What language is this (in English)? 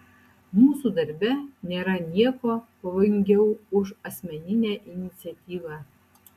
Lithuanian